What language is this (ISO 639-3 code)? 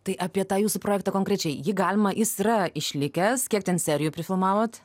lit